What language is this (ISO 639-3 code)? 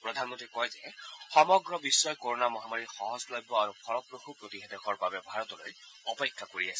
asm